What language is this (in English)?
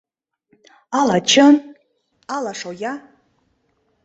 Mari